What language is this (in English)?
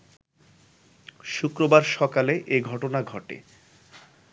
Bangla